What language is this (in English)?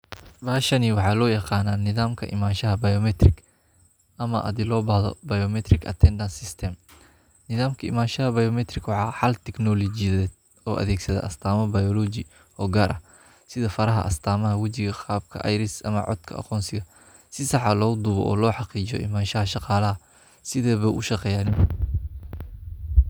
Somali